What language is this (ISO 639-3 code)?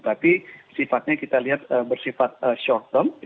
ind